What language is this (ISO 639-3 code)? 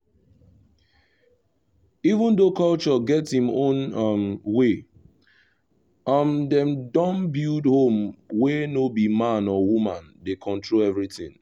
pcm